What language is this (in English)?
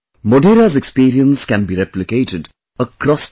English